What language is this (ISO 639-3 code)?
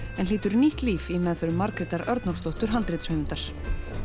isl